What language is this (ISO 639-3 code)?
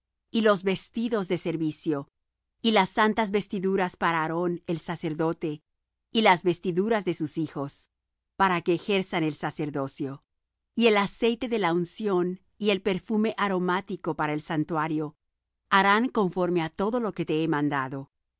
spa